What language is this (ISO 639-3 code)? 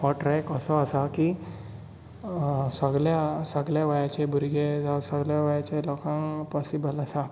kok